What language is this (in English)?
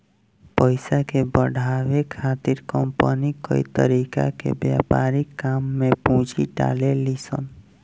Bhojpuri